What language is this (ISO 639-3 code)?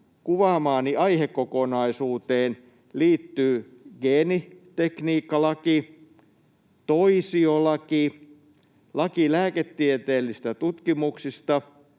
fin